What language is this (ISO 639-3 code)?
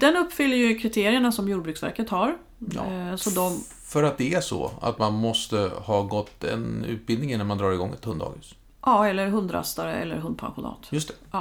swe